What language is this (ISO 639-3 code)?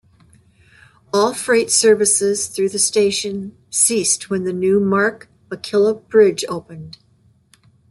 eng